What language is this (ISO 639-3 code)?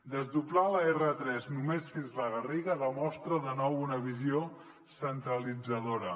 cat